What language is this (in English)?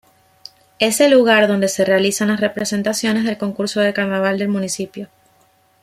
Spanish